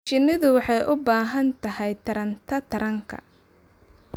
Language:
Somali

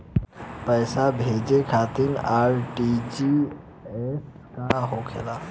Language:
Bhojpuri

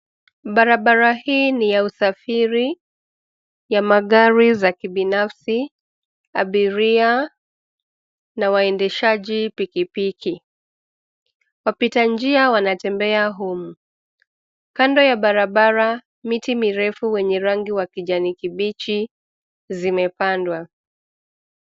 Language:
Swahili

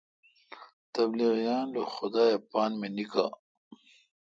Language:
Kalkoti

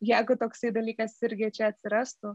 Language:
Lithuanian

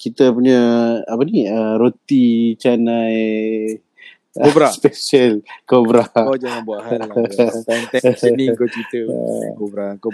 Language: Malay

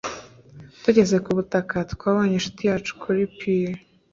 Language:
Kinyarwanda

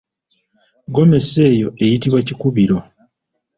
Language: Ganda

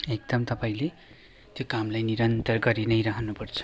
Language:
Nepali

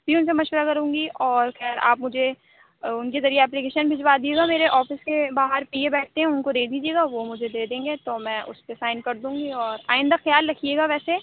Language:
Urdu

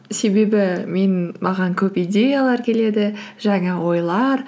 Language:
Kazakh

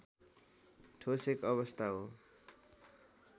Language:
Nepali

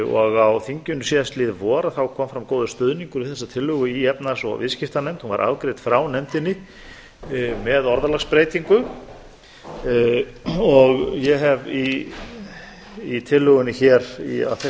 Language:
Icelandic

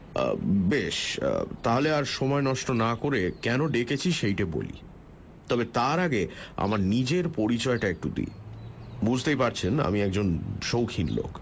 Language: Bangla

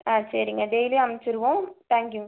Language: Tamil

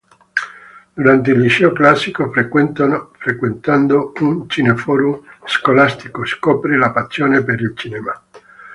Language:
Italian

